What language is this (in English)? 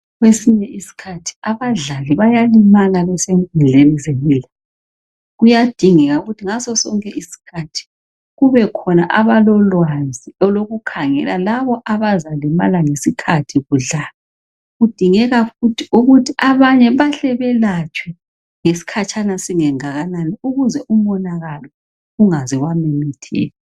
North Ndebele